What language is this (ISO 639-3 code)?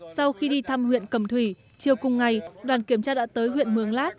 vie